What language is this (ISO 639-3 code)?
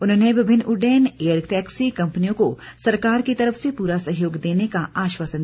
hin